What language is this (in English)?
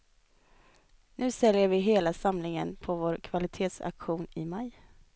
Swedish